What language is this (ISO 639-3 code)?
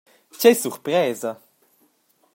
roh